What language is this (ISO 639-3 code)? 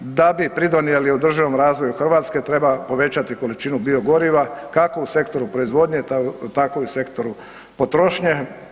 hrv